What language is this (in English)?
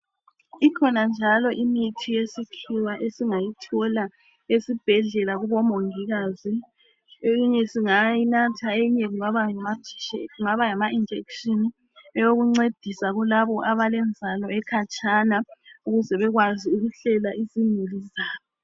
North Ndebele